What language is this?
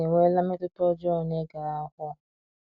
Igbo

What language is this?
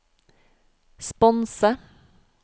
Norwegian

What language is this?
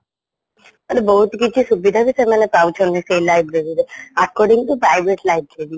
Odia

